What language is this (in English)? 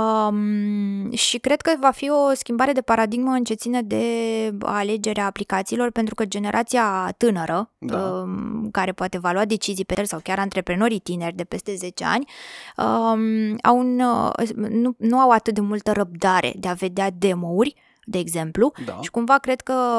Romanian